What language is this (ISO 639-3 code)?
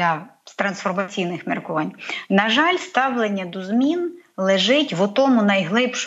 ukr